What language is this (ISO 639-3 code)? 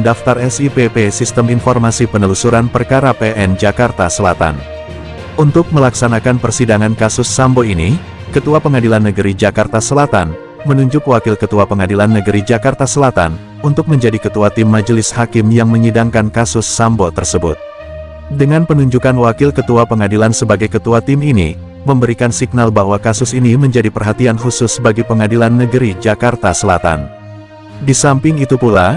ind